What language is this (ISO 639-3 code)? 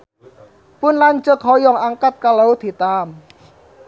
sun